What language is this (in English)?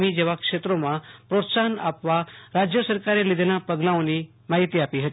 Gujarati